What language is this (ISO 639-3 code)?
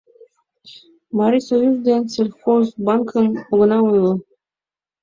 chm